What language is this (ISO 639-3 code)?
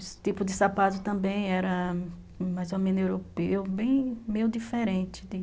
por